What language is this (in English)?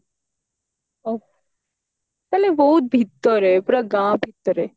Odia